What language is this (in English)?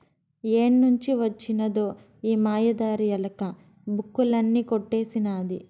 Telugu